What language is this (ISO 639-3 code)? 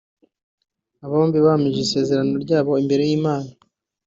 kin